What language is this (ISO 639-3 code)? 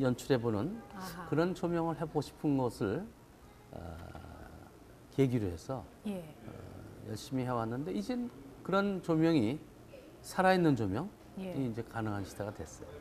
kor